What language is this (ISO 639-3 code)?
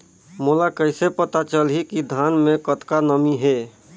hne